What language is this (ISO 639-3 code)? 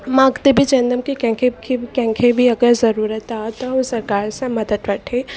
snd